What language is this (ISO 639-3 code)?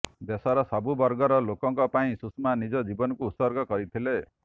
ori